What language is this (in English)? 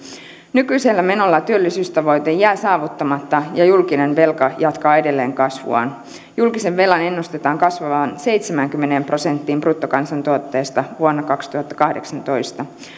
Finnish